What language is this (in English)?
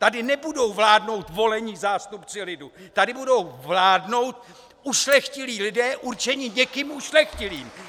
Czech